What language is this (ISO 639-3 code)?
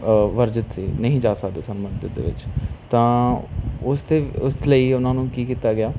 pan